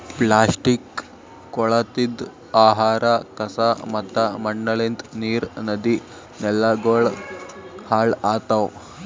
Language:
Kannada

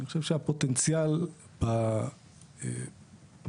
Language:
Hebrew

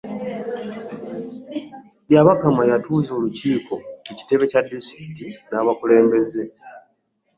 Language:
Ganda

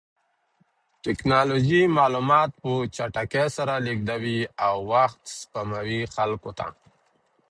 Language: Pashto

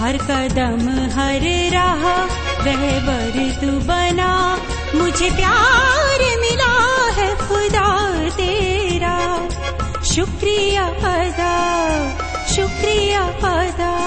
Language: Hindi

